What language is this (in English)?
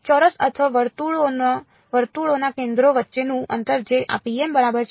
Gujarati